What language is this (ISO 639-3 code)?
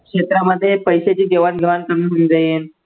mar